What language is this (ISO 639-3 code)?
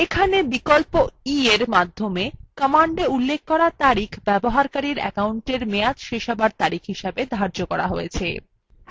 ben